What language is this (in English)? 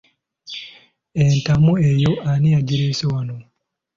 Ganda